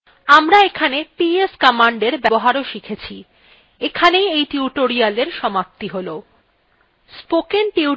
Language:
Bangla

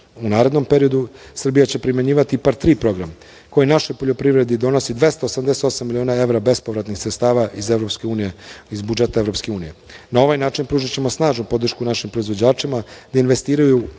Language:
Serbian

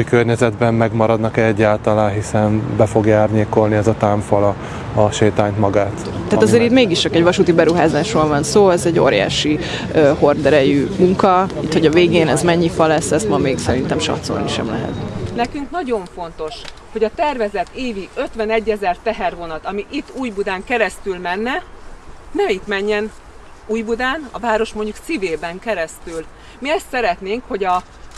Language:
Hungarian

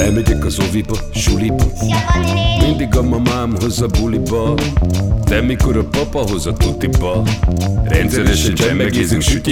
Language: Hungarian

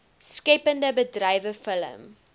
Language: Afrikaans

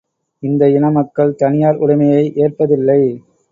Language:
Tamil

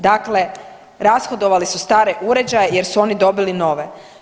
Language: Croatian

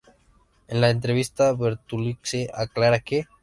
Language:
Spanish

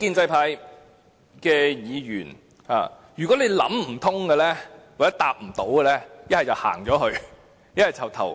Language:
Cantonese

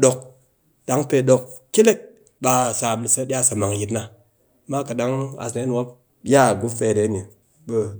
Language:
Cakfem-Mushere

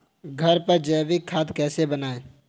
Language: Hindi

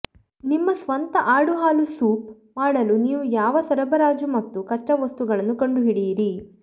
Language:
Kannada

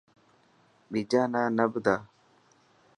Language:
Dhatki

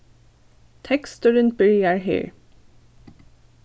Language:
Faroese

